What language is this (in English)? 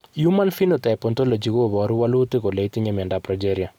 Kalenjin